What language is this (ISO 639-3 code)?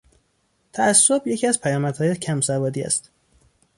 fas